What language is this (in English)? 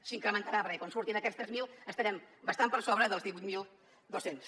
Catalan